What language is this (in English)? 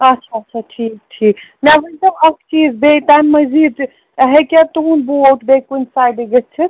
Kashmiri